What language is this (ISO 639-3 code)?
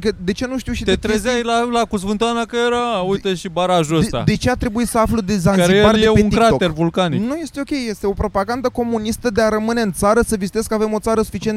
ron